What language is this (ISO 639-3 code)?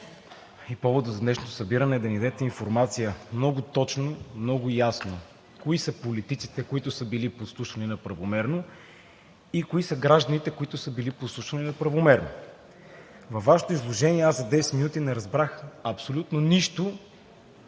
bul